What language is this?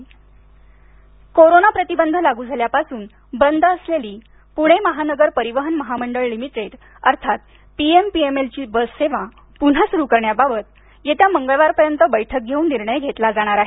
Marathi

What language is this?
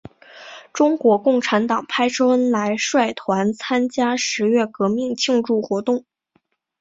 Chinese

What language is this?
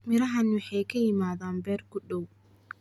Somali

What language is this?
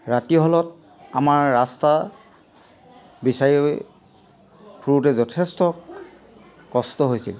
Assamese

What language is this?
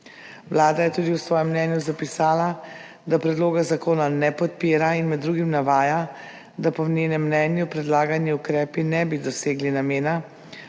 Slovenian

